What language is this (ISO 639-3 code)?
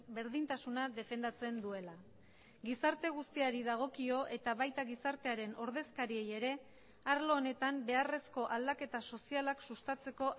eus